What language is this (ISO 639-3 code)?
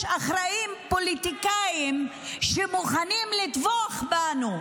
heb